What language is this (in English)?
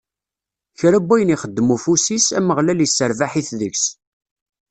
Kabyle